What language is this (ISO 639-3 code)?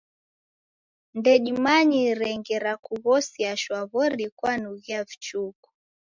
dav